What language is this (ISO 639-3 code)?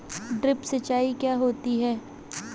hin